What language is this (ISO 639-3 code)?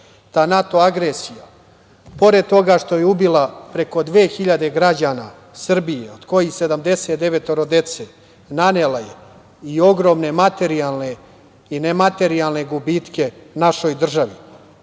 srp